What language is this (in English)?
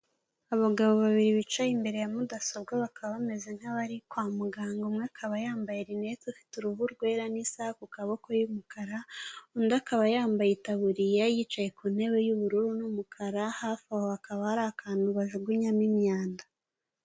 Kinyarwanda